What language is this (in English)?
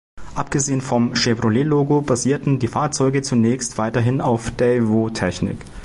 German